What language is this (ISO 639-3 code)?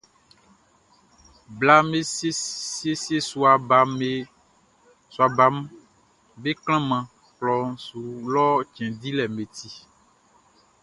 bci